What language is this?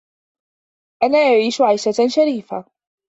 Arabic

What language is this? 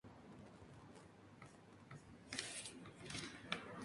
Spanish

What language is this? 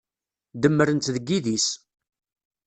Kabyle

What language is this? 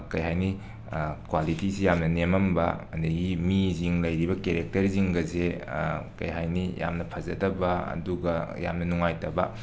Manipuri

